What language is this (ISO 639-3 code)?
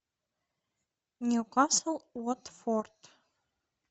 rus